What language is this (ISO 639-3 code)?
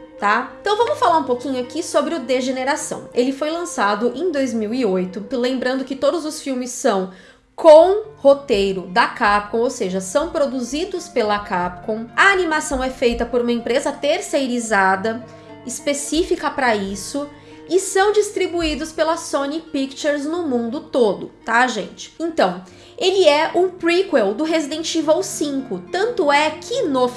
por